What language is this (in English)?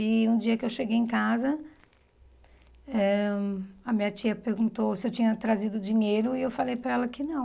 Portuguese